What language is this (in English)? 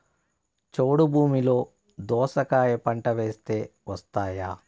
Telugu